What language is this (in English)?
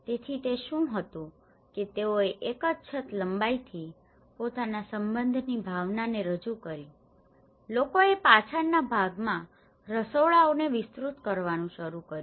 Gujarati